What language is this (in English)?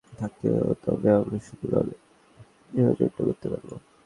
Bangla